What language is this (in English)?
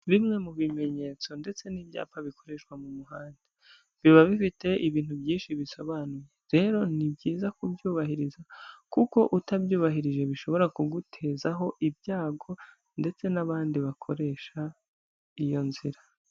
Kinyarwanda